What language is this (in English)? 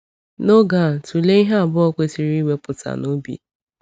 Igbo